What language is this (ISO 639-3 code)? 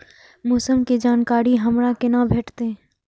mai